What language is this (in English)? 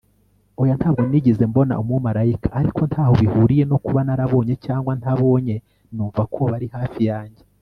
Kinyarwanda